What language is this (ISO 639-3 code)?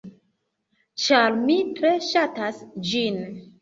epo